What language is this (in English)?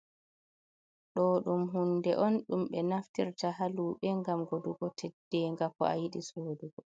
Fula